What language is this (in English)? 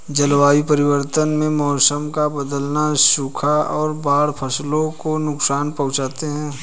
Hindi